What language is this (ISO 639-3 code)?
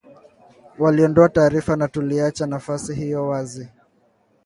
swa